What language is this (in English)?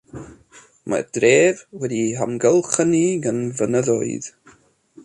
Welsh